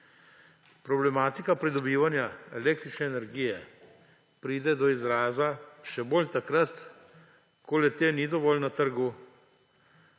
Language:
Slovenian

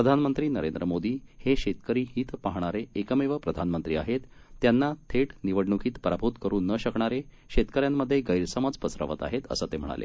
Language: Marathi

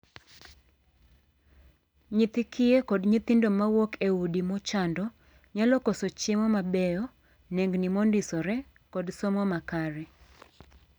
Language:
Luo (Kenya and Tanzania)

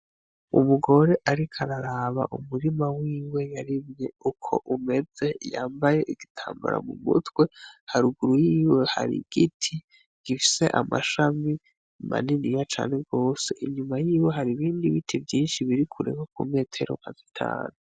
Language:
Rundi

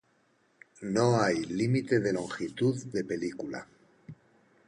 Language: Spanish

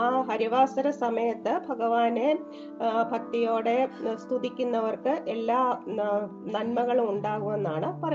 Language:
Malayalam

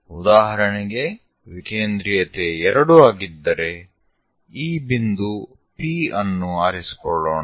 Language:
Kannada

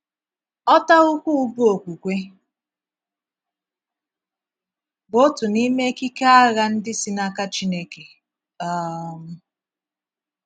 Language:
Igbo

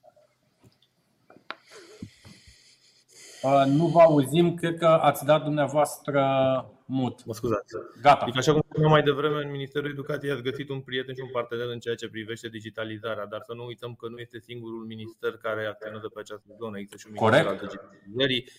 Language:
Romanian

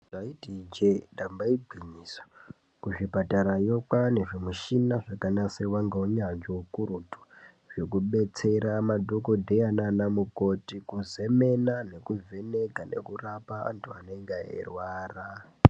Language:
Ndau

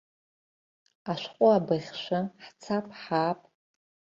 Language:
Abkhazian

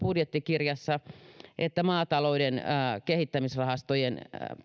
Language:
Finnish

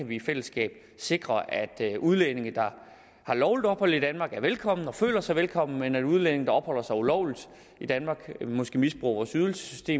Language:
Danish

